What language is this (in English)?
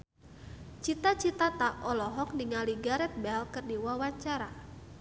Sundanese